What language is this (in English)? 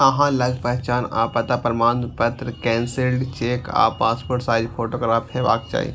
Maithili